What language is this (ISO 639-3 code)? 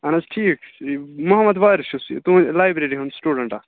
kas